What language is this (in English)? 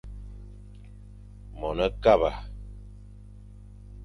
Fang